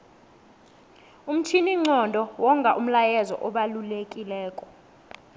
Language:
South Ndebele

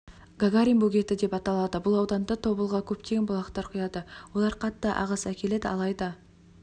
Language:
Kazakh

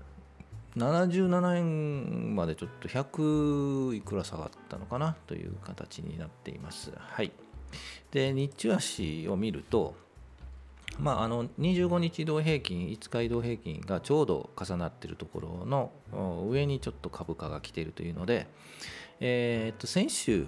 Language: Japanese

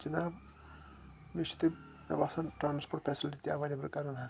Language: Kashmiri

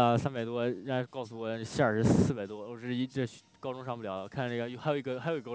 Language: Chinese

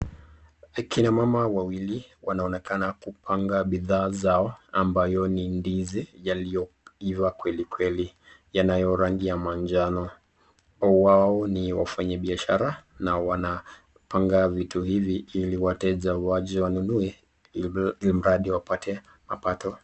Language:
Swahili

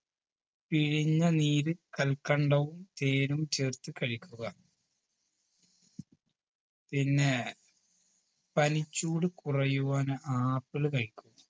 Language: Malayalam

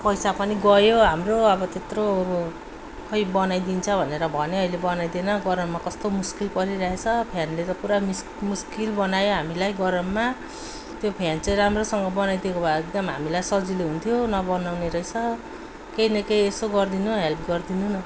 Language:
Nepali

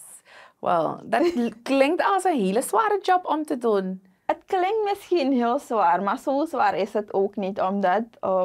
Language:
Dutch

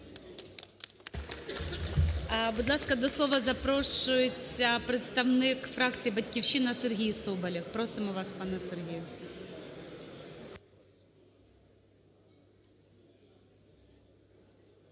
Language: Ukrainian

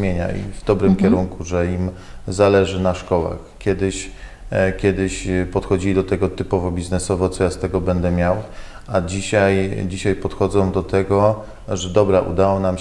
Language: Polish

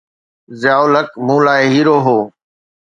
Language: Sindhi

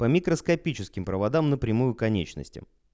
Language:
Russian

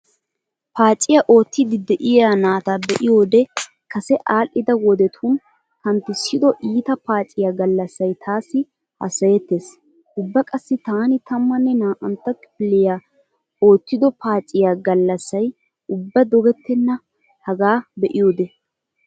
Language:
Wolaytta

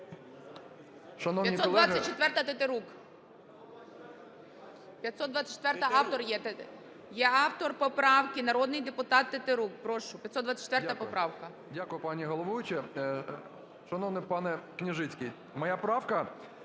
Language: Ukrainian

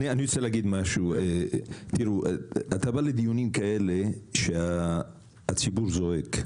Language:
Hebrew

